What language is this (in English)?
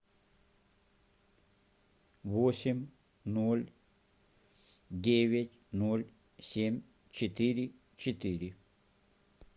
Russian